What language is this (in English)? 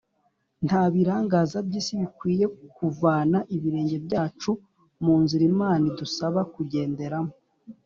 Kinyarwanda